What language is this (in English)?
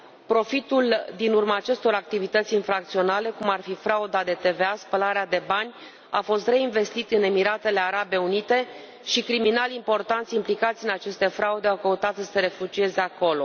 Romanian